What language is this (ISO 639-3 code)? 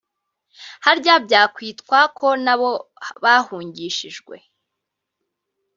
kin